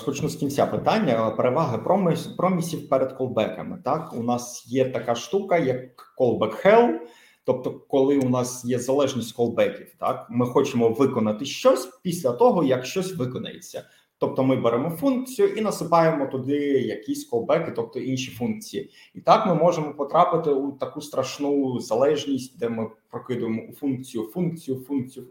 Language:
Ukrainian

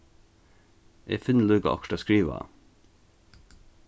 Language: Faroese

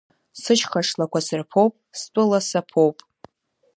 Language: Abkhazian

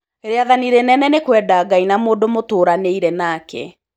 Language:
Kikuyu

